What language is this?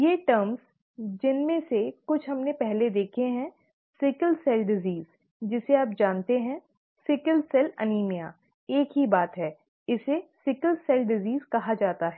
Hindi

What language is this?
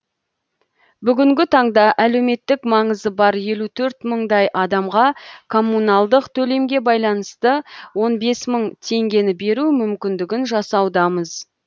Kazakh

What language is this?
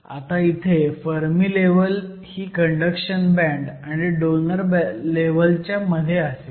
Marathi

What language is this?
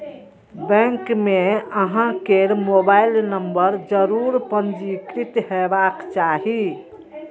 Maithili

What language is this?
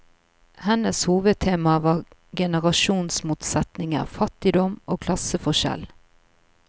Norwegian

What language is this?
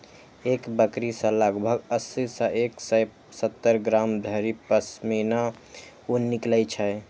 Maithili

